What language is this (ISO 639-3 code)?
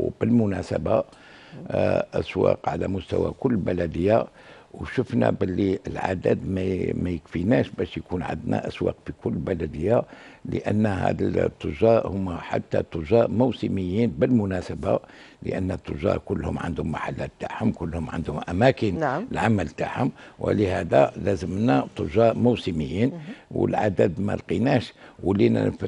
ara